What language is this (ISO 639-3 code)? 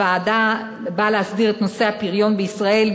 heb